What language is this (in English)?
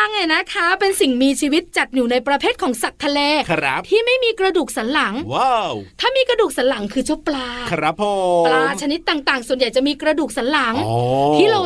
Thai